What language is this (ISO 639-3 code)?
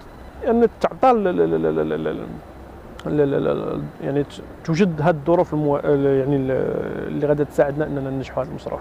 ara